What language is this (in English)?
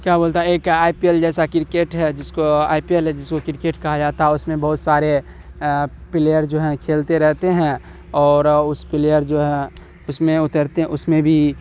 Urdu